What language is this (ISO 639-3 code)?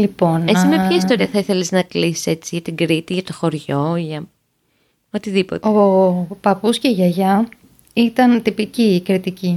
ell